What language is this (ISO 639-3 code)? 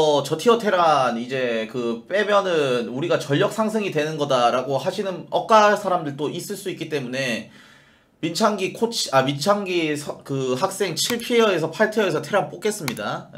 kor